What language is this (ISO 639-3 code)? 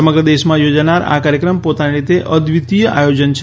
guj